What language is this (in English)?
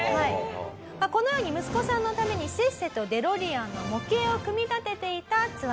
Japanese